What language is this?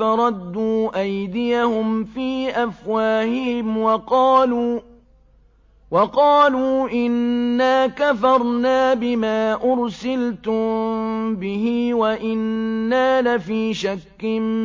Arabic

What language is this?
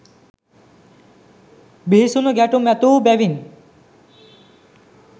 Sinhala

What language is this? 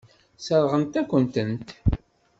Kabyle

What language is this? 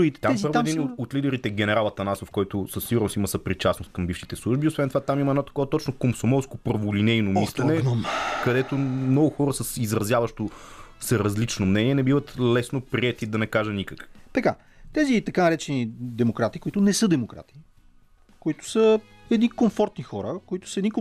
Bulgarian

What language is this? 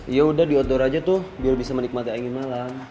Indonesian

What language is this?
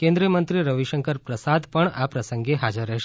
Gujarati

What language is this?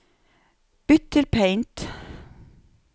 Norwegian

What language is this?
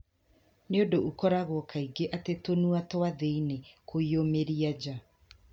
Kikuyu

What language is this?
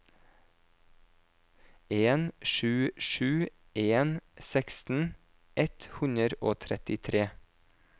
Norwegian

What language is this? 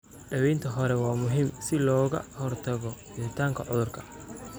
Somali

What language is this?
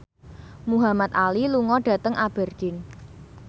Javanese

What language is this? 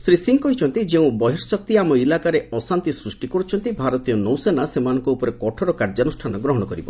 Odia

